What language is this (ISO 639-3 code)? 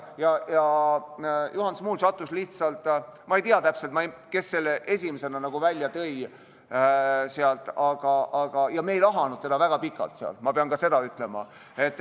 est